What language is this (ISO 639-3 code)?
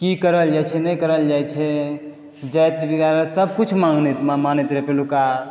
mai